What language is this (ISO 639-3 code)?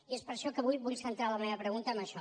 cat